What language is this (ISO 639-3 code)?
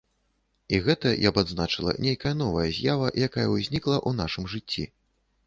bel